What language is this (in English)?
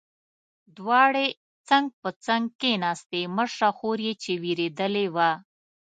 Pashto